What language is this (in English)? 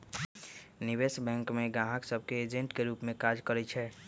Magahi